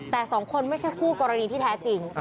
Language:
Thai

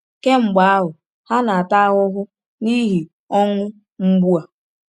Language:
Igbo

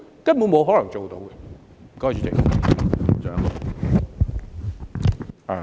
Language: Cantonese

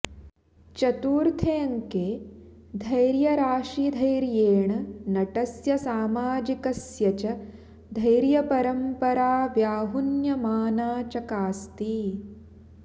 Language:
Sanskrit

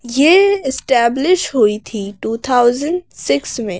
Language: Hindi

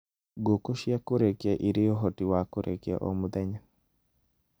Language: Kikuyu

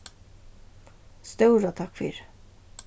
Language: Faroese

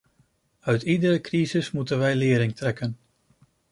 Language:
Dutch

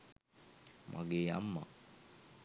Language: Sinhala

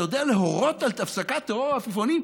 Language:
Hebrew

